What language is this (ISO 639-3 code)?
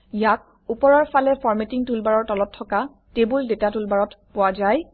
asm